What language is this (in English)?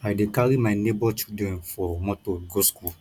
Nigerian Pidgin